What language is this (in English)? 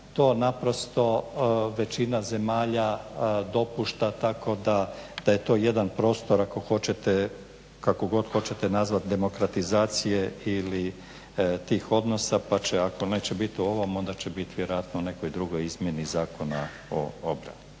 Croatian